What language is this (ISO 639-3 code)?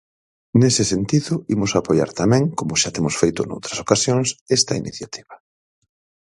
glg